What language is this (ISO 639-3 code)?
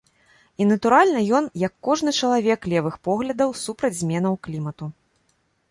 bel